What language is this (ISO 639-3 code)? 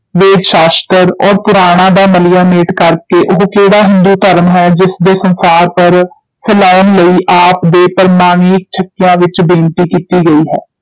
pan